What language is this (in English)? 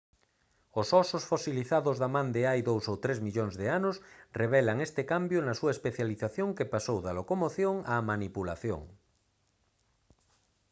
Galician